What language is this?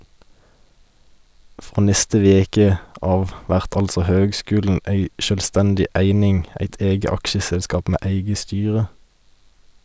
Norwegian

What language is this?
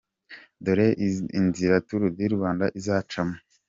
Kinyarwanda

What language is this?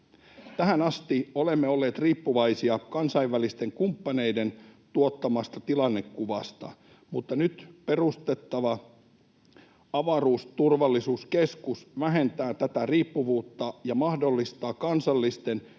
Finnish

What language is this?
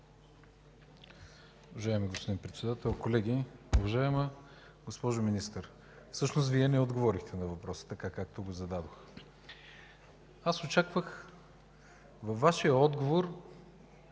Bulgarian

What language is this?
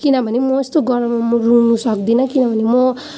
Nepali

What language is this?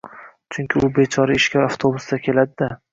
Uzbek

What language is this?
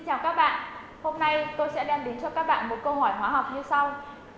Vietnamese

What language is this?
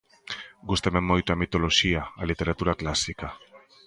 Galician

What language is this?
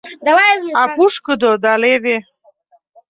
Mari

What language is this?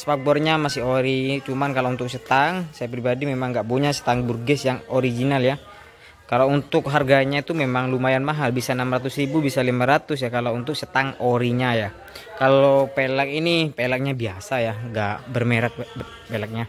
Indonesian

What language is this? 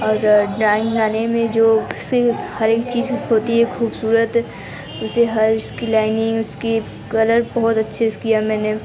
Hindi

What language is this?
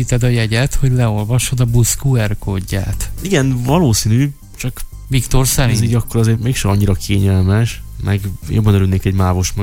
Hungarian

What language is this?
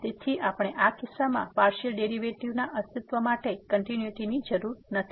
Gujarati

